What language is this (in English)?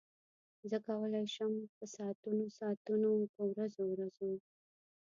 Pashto